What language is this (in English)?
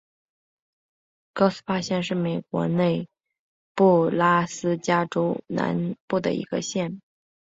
Chinese